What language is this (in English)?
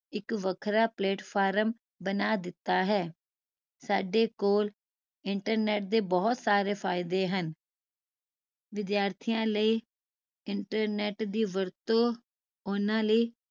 Punjabi